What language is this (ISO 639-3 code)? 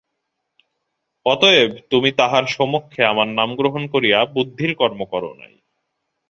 ben